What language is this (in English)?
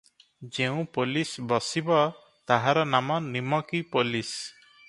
Odia